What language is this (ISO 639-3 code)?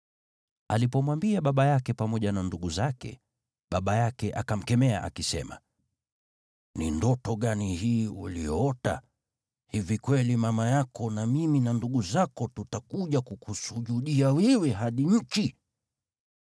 swa